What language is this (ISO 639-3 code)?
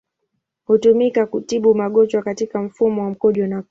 swa